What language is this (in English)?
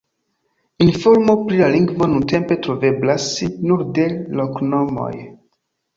Esperanto